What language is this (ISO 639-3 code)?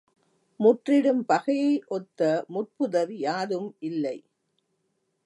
tam